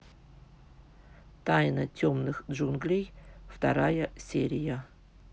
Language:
Russian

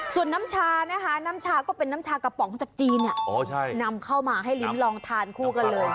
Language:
Thai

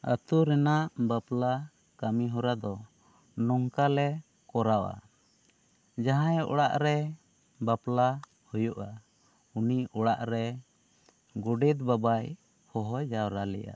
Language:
Santali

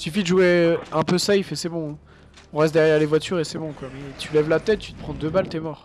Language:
French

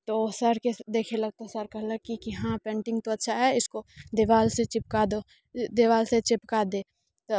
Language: Maithili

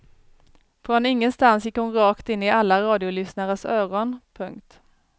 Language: Swedish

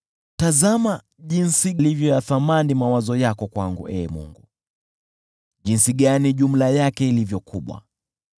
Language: Swahili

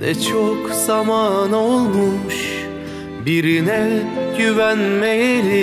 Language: Turkish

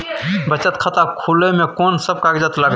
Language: Maithili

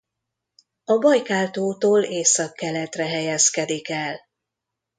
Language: Hungarian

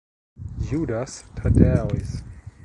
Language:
German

